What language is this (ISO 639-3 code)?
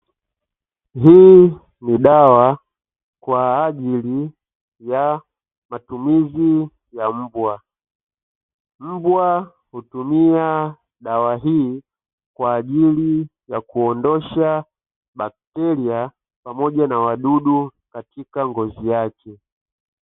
swa